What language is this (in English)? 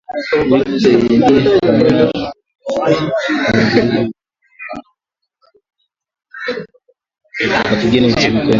Swahili